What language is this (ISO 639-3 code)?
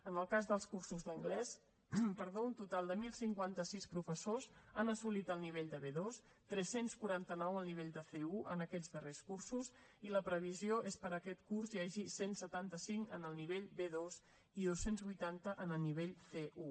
cat